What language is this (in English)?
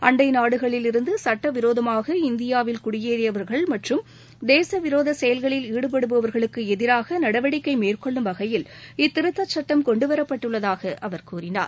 Tamil